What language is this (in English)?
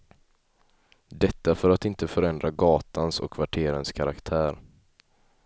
Swedish